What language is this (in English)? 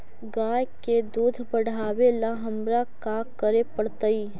Magahi